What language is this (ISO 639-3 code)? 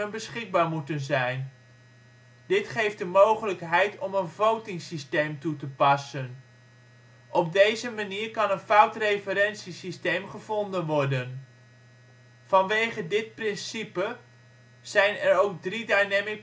nld